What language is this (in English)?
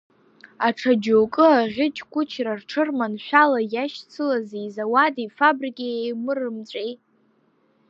Abkhazian